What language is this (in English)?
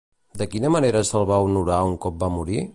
Catalan